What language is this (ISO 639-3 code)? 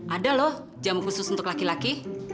ind